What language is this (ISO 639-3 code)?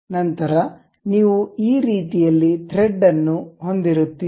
kan